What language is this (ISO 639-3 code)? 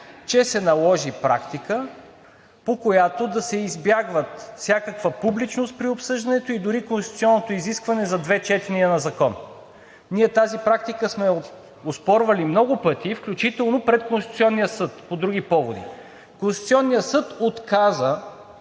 bul